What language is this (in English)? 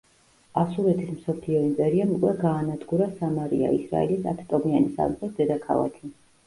Georgian